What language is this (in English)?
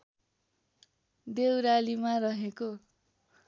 Nepali